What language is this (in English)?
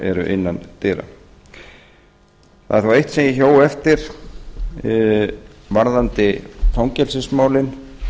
Icelandic